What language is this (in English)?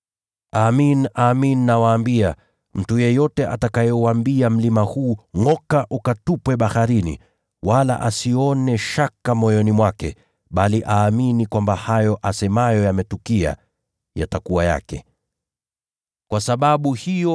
Swahili